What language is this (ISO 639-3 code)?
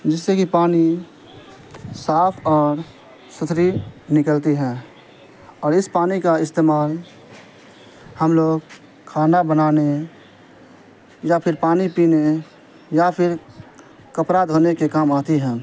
urd